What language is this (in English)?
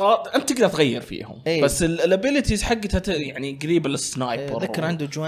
Arabic